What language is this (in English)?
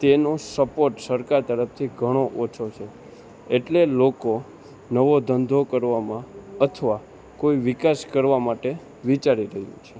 Gujarati